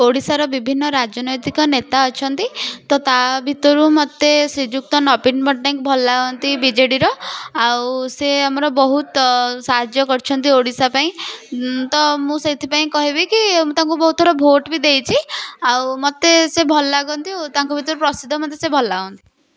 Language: Odia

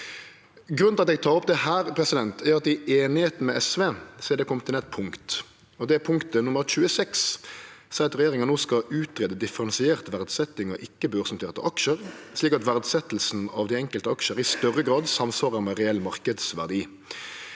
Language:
Norwegian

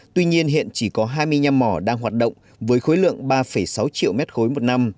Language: Vietnamese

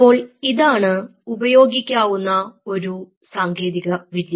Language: Malayalam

